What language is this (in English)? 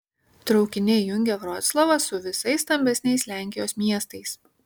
Lithuanian